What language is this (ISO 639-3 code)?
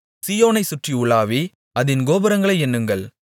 tam